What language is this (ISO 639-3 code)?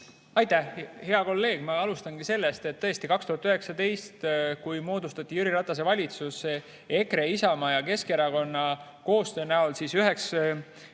est